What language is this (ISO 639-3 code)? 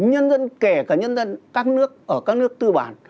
vie